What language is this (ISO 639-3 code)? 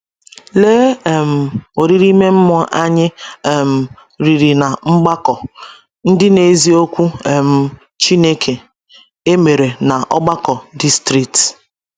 ibo